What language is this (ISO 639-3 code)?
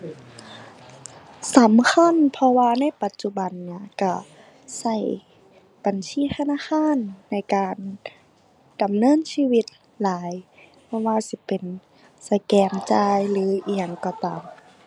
tha